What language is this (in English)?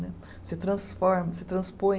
Portuguese